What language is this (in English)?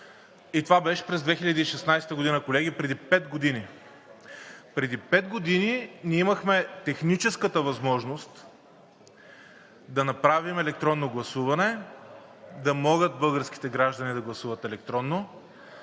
Bulgarian